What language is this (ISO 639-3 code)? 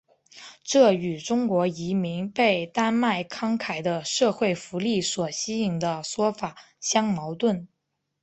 zho